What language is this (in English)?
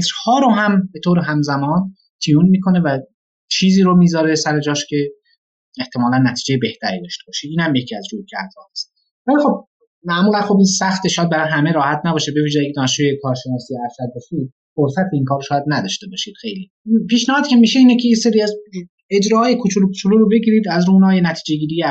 Persian